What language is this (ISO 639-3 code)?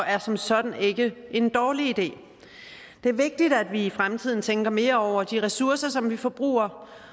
dan